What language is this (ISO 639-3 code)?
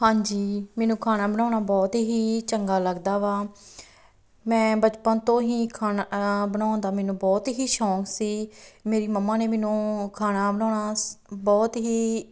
pan